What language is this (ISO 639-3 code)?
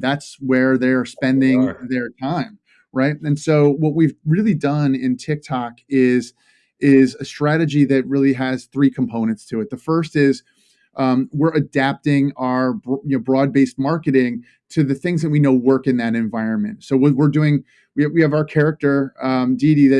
eng